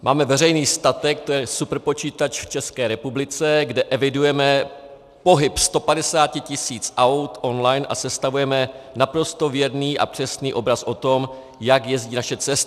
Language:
Czech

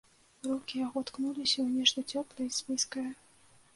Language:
Belarusian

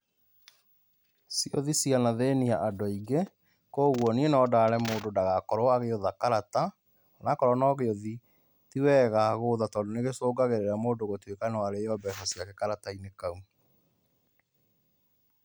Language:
Kikuyu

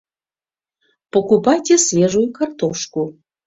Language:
Mari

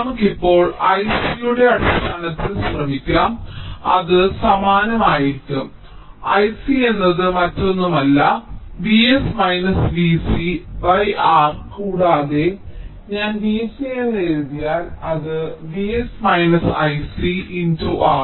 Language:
Malayalam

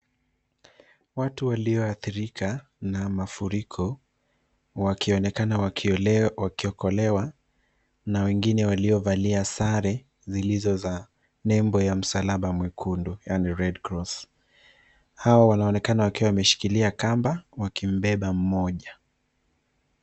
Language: Swahili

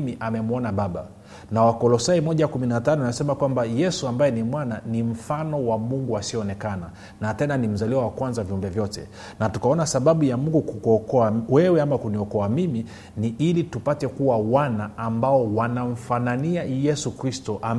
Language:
Swahili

